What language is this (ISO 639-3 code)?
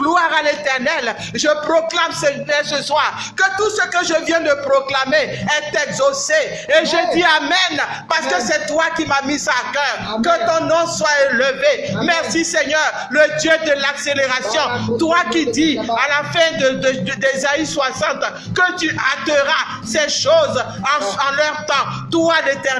fra